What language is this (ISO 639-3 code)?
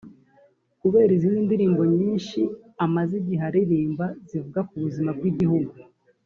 kin